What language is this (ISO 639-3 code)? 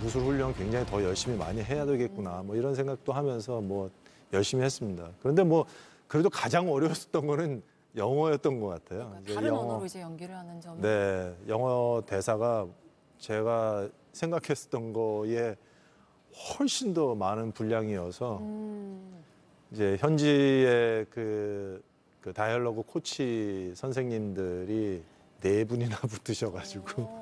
kor